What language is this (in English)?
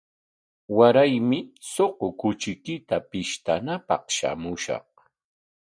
Corongo Ancash Quechua